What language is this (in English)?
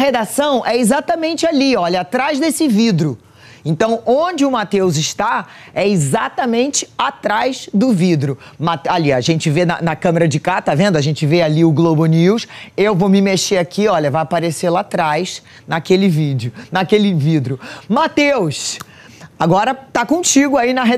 Portuguese